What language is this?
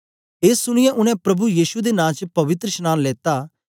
Dogri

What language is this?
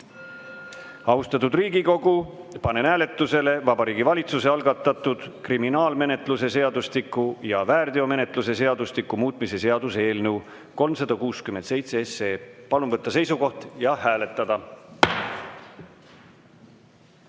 Estonian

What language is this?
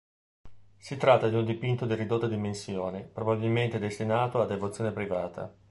Italian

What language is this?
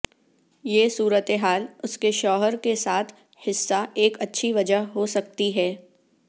Urdu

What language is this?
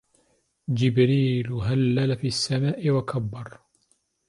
Arabic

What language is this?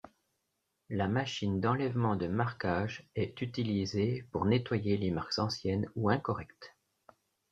French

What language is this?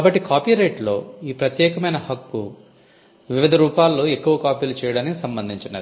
Telugu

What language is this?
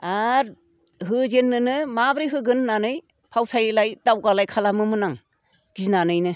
Bodo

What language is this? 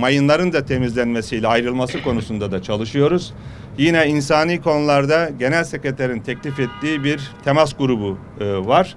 Turkish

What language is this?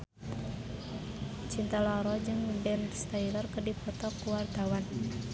Sundanese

